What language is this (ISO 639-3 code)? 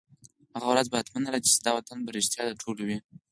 pus